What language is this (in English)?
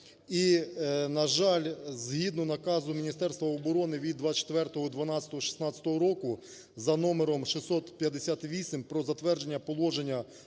Ukrainian